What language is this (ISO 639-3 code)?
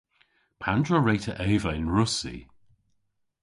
cor